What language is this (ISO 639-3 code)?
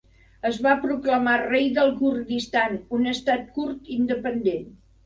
cat